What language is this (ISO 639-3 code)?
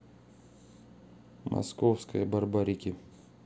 rus